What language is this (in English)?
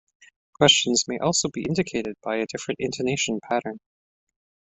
English